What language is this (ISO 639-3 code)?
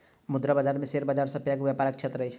mai